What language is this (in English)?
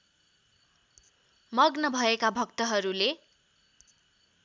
Nepali